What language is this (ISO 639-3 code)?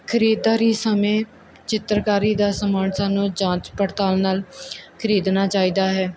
pan